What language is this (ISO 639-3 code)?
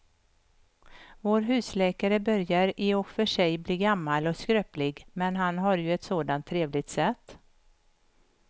swe